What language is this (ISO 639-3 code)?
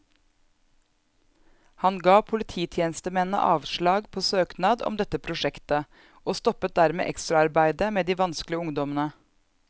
nor